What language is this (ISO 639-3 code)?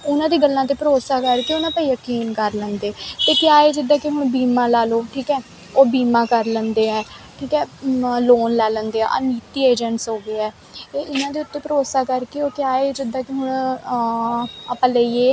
pan